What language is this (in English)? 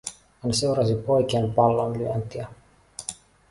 Finnish